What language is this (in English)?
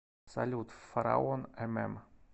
Russian